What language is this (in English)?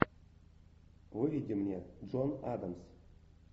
Russian